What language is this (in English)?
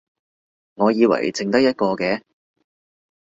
Cantonese